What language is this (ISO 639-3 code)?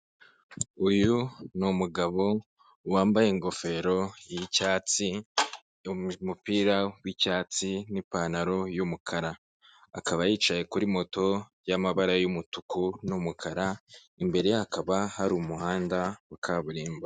kin